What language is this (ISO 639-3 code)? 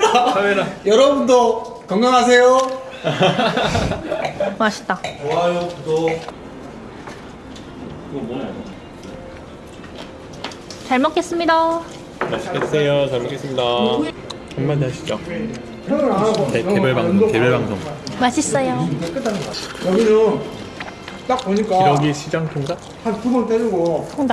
kor